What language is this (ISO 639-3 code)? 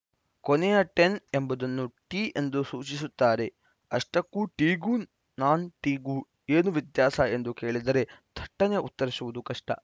kan